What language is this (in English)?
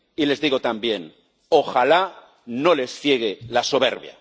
Spanish